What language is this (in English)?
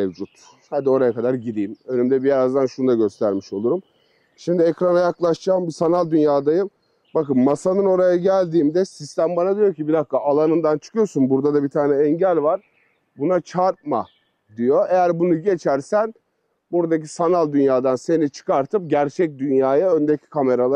Turkish